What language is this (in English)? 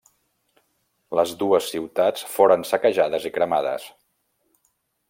Catalan